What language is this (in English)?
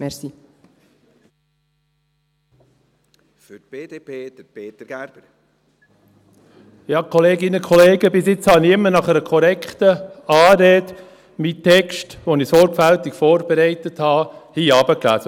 Swiss German